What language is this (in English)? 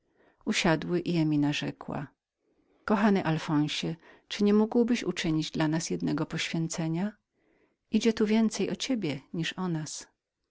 Polish